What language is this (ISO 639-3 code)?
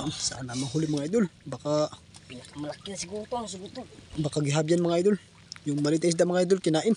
fil